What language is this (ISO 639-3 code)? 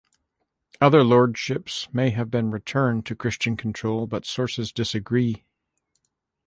eng